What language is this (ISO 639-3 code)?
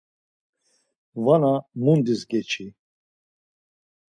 lzz